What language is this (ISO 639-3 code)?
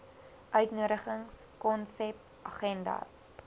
afr